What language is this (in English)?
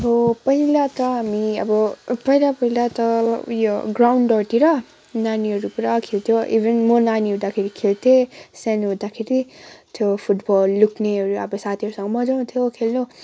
Nepali